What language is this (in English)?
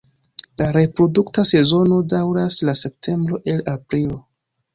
Esperanto